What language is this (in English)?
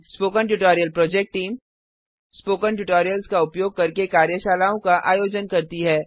Hindi